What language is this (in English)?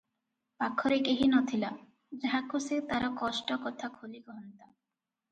Odia